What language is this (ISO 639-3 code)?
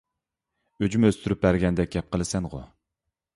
uig